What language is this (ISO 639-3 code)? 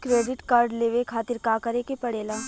bho